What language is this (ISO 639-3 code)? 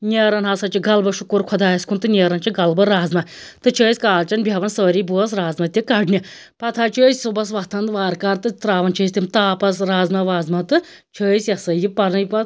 kas